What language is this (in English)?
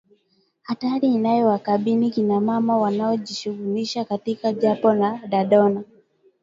Swahili